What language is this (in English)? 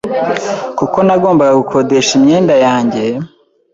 Kinyarwanda